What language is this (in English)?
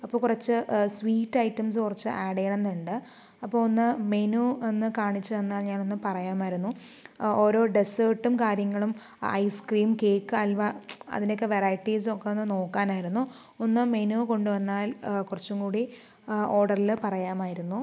Malayalam